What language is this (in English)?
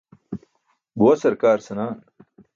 Burushaski